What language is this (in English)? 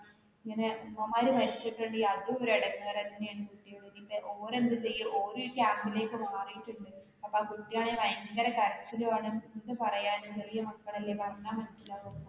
Malayalam